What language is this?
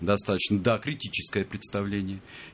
Russian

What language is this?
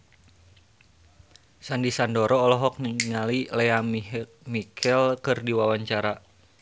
Sundanese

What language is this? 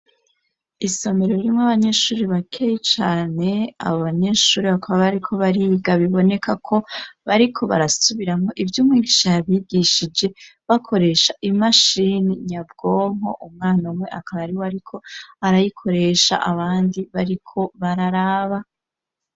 Rundi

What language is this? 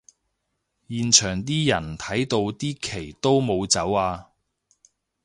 Cantonese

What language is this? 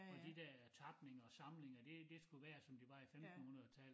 Danish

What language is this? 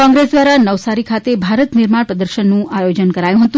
Gujarati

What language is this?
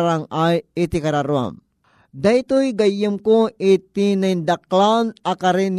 Filipino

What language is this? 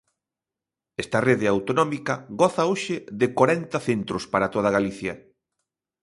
Galician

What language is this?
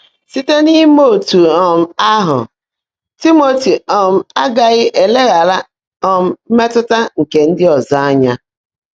Igbo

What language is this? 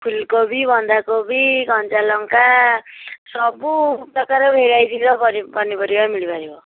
Odia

